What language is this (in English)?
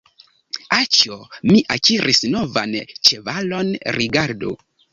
Esperanto